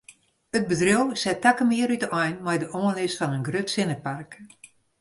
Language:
Western Frisian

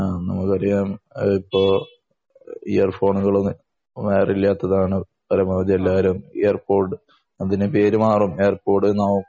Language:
Malayalam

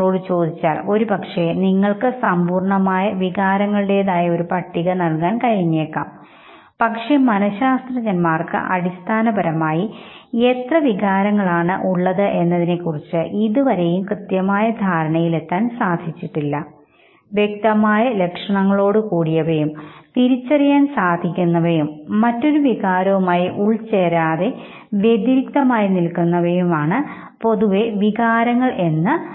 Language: Malayalam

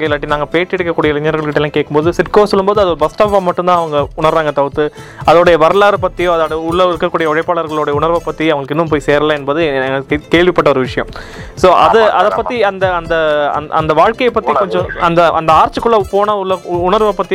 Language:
Tamil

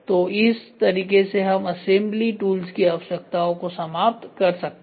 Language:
Hindi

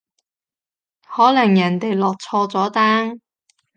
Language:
Cantonese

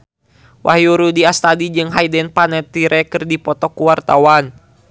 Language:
Sundanese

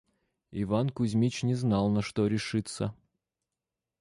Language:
Russian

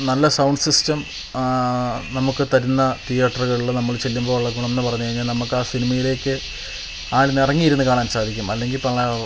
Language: Malayalam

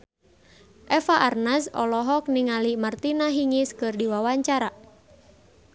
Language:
Sundanese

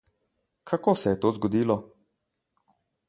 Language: Slovenian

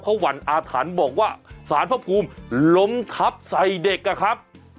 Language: Thai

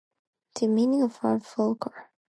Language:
English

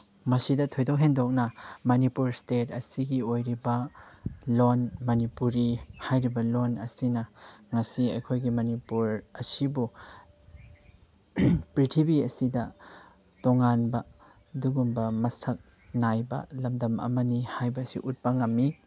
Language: Manipuri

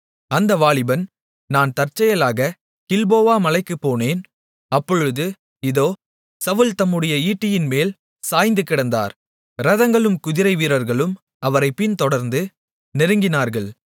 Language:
Tamil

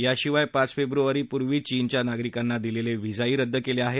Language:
Marathi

